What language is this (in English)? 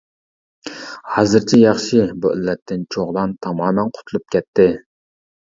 Uyghur